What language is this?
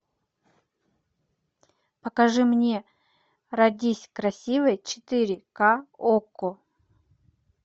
Russian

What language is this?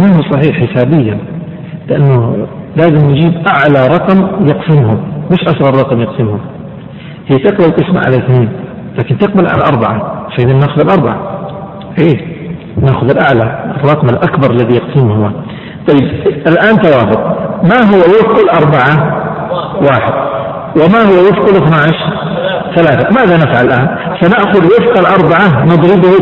Arabic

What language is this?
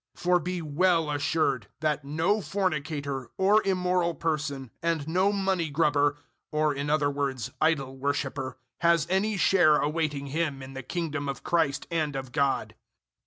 English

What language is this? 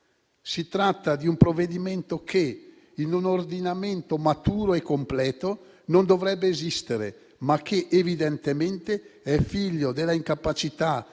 Italian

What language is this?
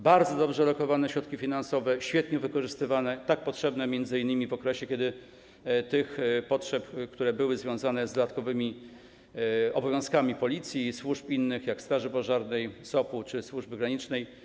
Polish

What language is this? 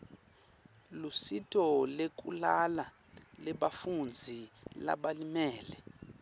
Swati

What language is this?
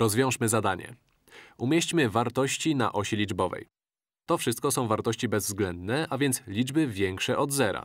Polish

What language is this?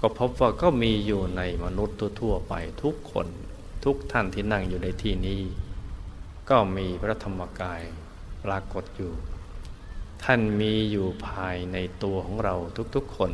Thai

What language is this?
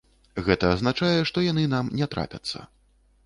Belarusian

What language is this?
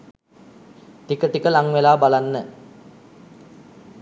Sinhala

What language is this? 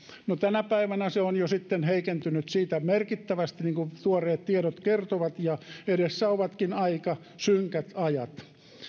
Finnish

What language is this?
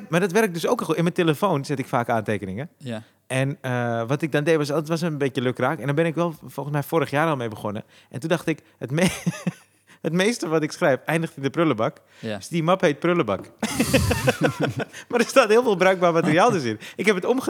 Dutch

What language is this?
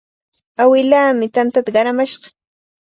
Cajatambo North Lima Quechua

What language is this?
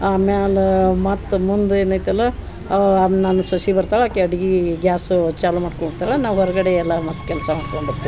Kannada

